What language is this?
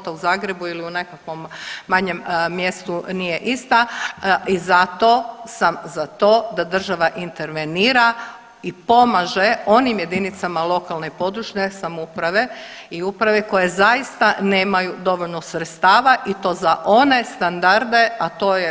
Croatian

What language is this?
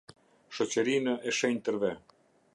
Albanian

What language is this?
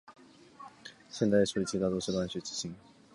Chinese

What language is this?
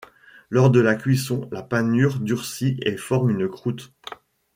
French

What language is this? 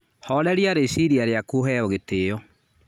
Kikuyu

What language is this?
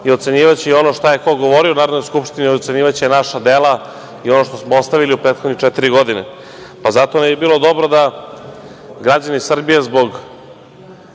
Serbian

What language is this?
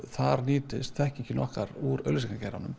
Icelandic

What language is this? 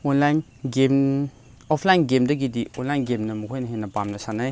Manipuri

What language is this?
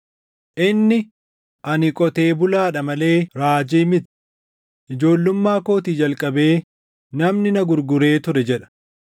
Oromo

